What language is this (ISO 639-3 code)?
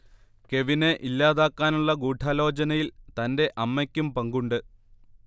mal